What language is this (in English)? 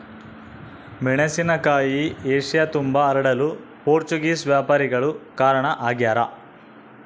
Kannada